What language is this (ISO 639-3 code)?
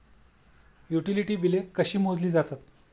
mar